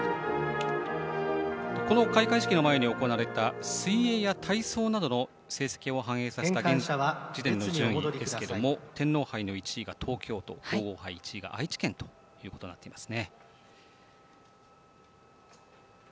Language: Japanese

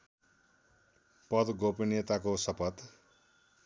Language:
Nepali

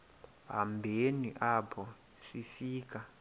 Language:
Xhosa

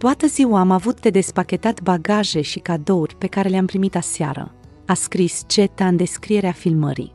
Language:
Romanian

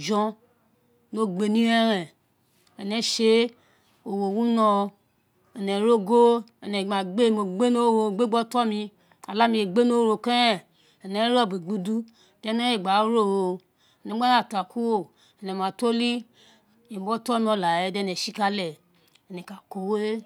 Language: Isekiri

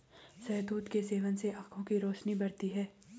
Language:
Hindi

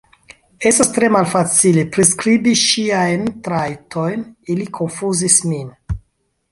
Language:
Esperanto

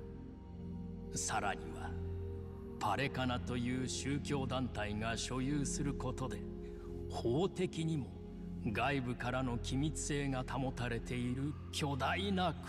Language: Japanese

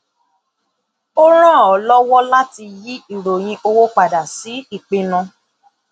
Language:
Yoruba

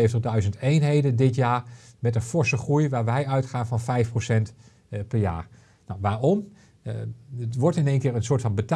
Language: Dutch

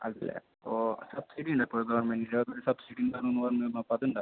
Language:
Malayalam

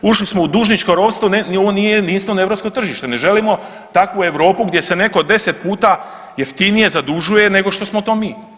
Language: Croatian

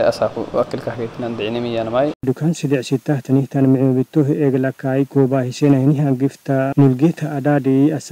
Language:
Arabic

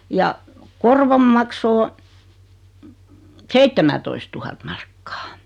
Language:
Finnish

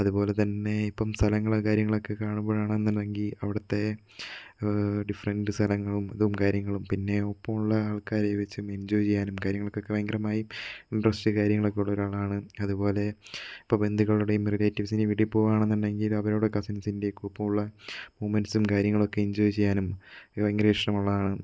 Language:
Malayalam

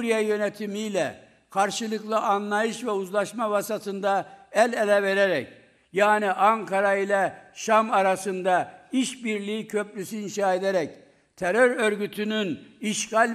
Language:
Turkish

